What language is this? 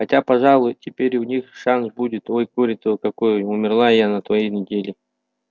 Russian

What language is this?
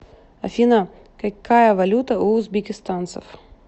Russian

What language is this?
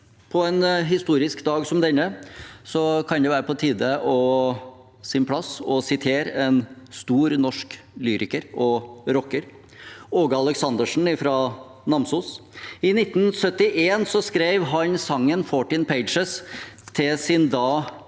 Norwegian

